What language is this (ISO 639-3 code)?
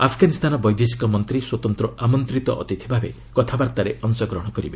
ori